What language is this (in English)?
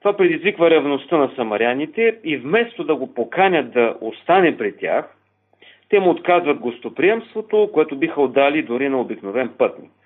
Bulgarian